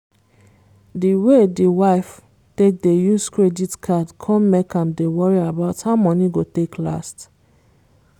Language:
Nigerian Pidgin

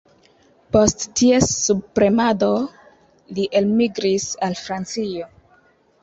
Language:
Esperanto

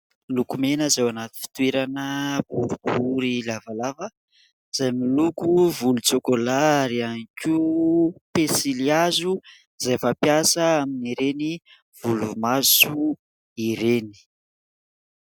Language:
Malagasy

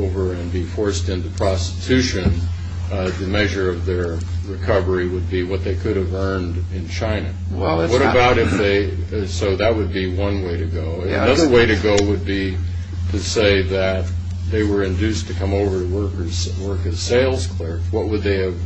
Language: English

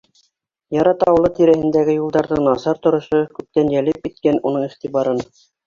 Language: Bashkir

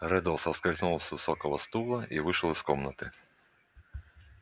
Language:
Russian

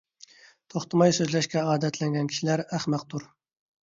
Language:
Uyghur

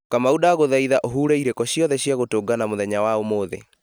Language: Kikuyu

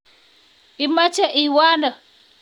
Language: Kalenjin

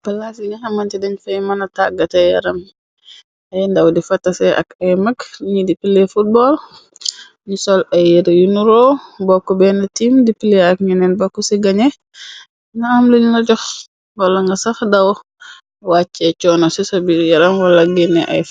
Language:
Wolof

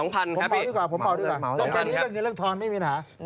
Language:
Thai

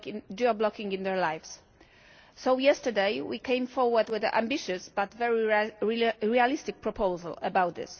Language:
English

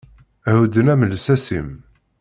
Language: Kabyle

